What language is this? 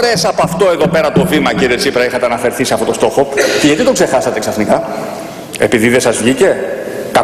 Greek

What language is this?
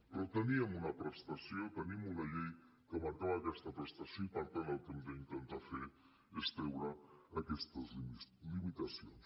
Catalan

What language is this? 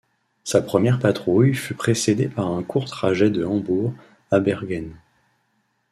French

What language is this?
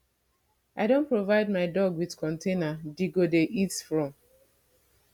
Nigerian Pidgin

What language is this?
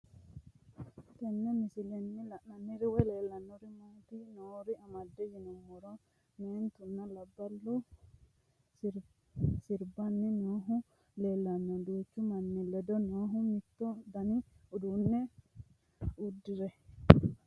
Sidamo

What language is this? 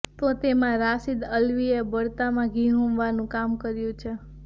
Gujarati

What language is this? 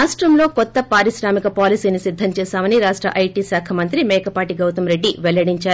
Telugu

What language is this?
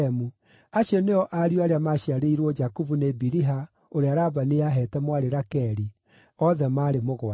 Kikuyu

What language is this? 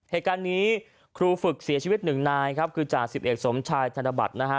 Thai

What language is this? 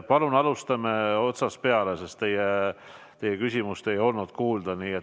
Estonian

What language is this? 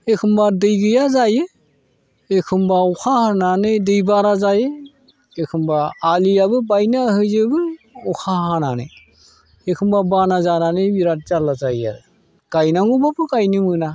Bodo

